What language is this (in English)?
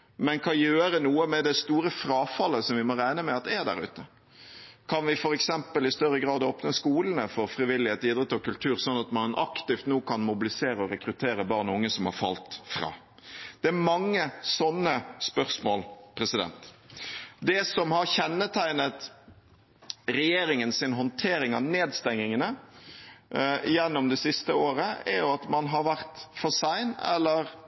Norwegian Bokmål